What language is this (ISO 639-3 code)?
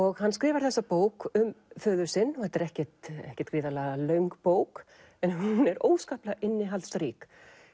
isl